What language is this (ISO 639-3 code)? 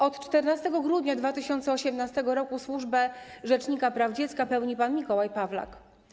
pol